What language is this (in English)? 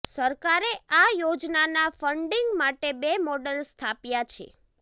Gujarati